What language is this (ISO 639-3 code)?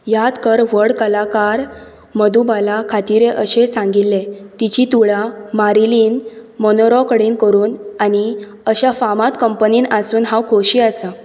kok